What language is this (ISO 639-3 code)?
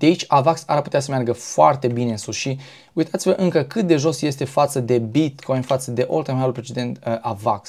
ron